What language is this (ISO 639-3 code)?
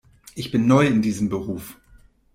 deu